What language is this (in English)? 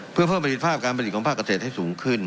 Thai